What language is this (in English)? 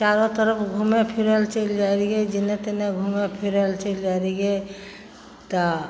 Maithili